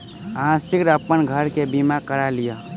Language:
Maithili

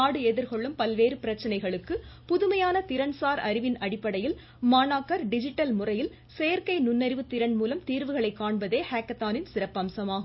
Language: Tamil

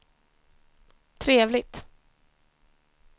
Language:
Swedish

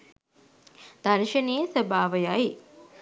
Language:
Sinhala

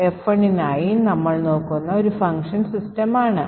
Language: Malayalam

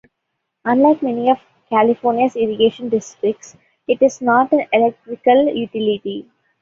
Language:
English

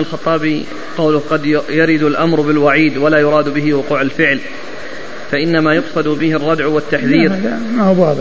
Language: Arabic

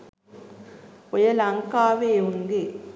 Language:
Sinhala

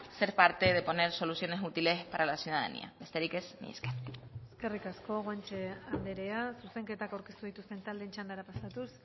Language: Basque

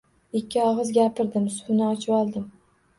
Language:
Uzbek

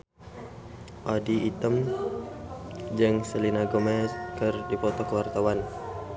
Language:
Sundanese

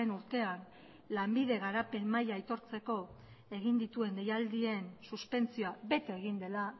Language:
Basque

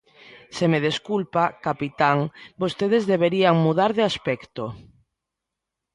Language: Galician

